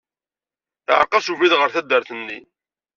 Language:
Kabyle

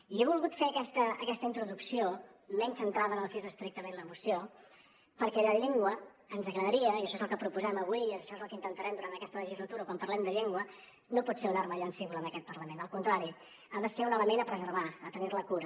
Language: Catalan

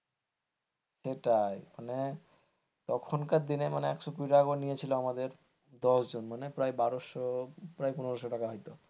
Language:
Bangla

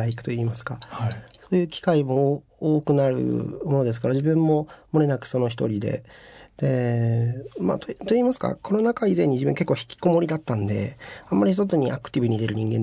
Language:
Japanese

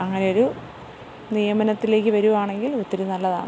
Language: Malayalam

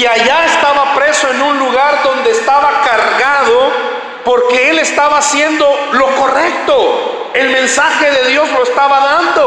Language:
Spanish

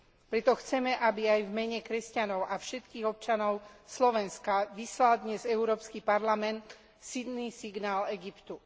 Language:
Slovak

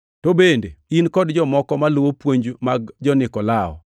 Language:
Luo (Kenya and Tanzania)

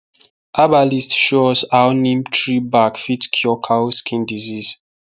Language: Nigerian Pidgin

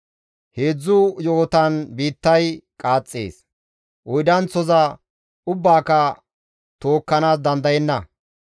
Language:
Gamo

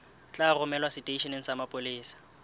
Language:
Southern Sotho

